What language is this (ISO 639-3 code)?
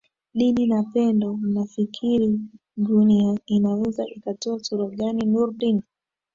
swa